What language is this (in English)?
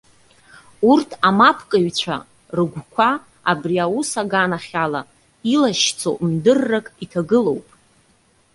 Abkhazian